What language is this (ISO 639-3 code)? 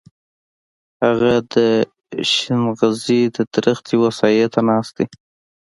pus